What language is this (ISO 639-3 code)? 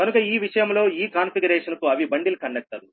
tel